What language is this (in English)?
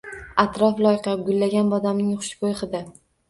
Uzbek